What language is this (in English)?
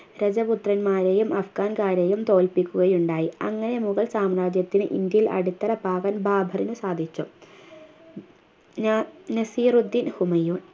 Malayalam